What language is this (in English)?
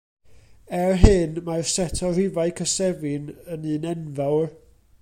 Welsh